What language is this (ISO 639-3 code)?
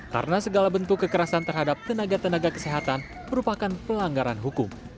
ind